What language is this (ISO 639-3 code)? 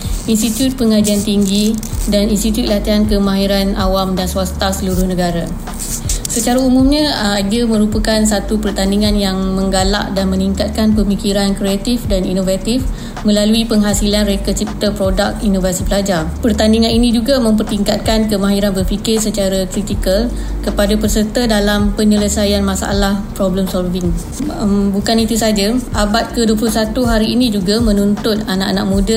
msa